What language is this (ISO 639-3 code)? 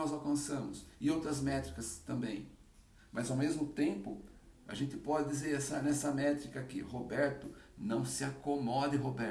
por